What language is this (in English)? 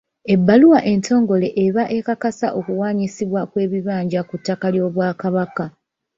Ganda